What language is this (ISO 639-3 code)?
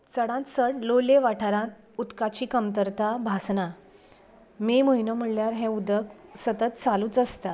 kok